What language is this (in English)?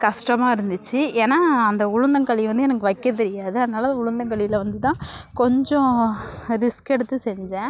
Tamil